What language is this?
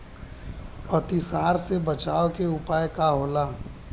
Bhojpuri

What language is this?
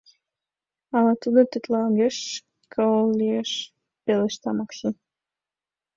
Mari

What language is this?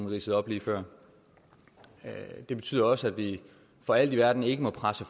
Danish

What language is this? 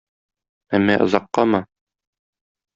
Tatar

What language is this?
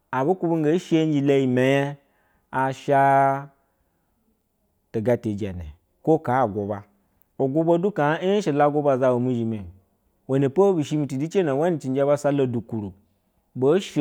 Basa (Nigeria)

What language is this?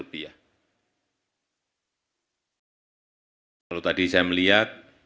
Indonesian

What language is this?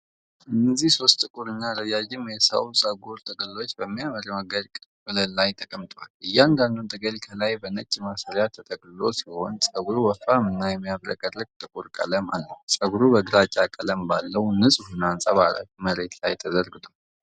Amharic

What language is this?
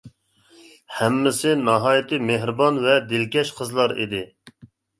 Uyghur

